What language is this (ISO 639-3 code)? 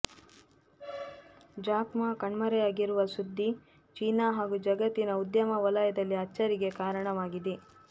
kan